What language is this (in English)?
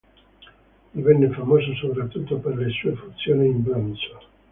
Italian